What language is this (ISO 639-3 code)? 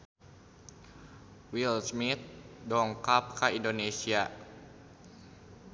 sun